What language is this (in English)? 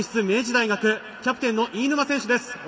Japanese